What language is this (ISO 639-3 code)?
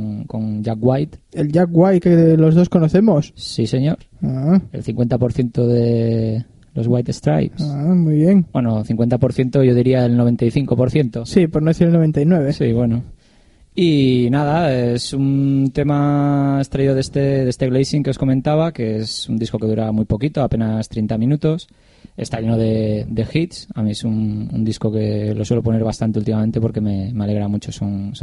spa